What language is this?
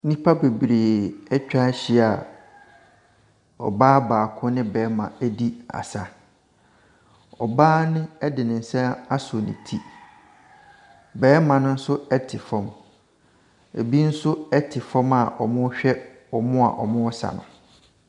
Akan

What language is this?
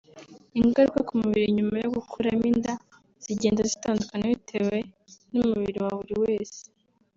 Kinyarwanda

